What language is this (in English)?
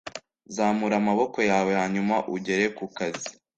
Kinyarwanda